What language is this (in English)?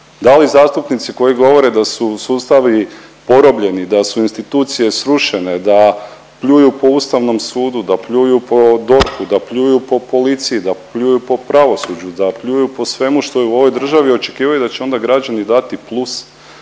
Croatian